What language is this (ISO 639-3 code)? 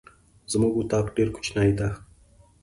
pus